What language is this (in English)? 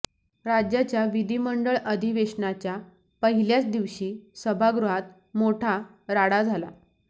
Marathi